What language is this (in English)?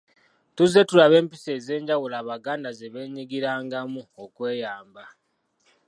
Ganda